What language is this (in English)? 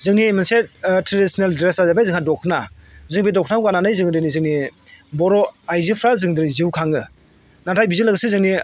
Bodo